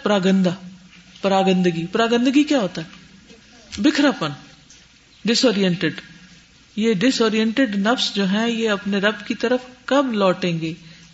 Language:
Urdu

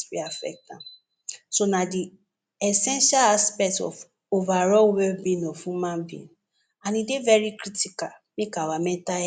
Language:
Nigerian Pidgin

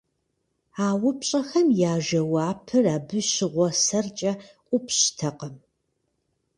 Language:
Kabardian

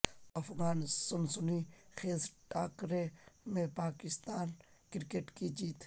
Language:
Urdu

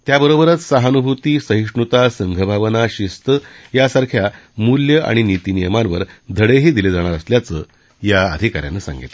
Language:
Marathi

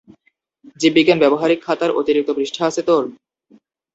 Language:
Bangla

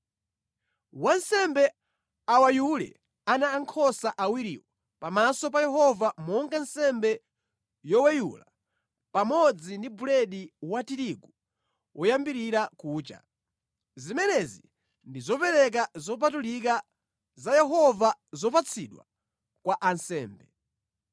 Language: Nyanja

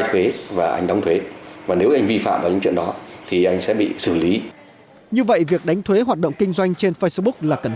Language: Vietnamese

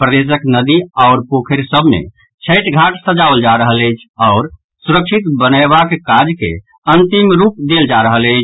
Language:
Maithili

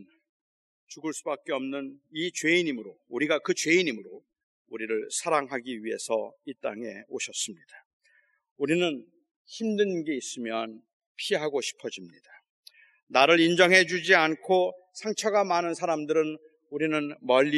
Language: Korean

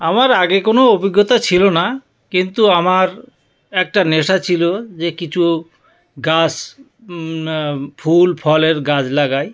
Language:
Bangla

